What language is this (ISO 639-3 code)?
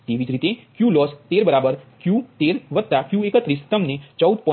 guj